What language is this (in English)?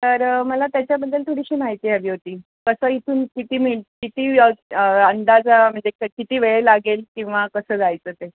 Marathi